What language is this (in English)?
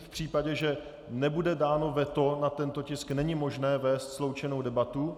Czech